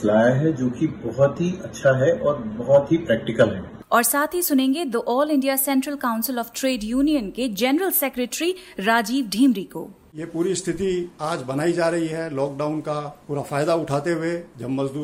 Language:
Hindi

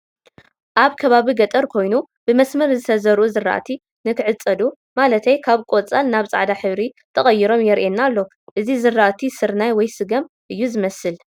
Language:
Tigrinya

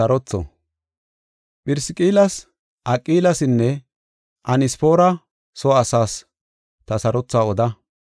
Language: Gofa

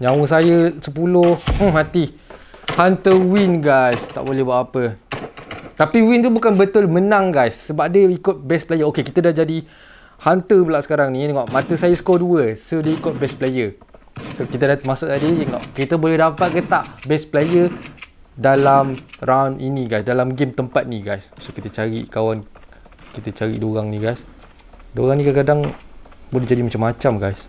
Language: Malay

